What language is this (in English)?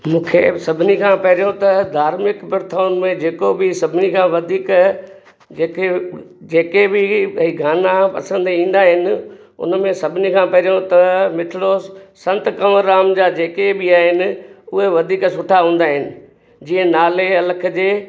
Sindhi